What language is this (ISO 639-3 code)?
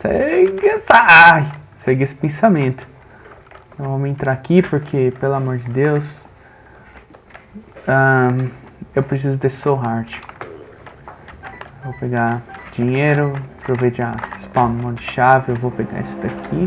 por